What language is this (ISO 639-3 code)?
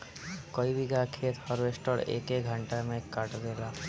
bho